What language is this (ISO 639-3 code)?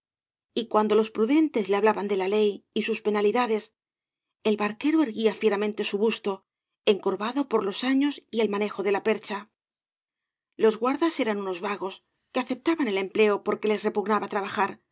spa